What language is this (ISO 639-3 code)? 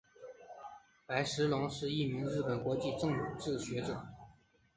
zho